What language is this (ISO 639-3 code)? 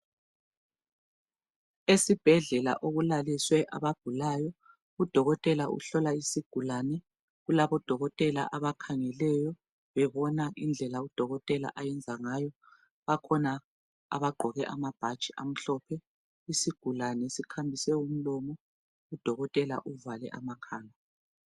nde